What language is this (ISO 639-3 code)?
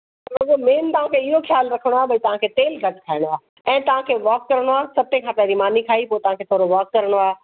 snd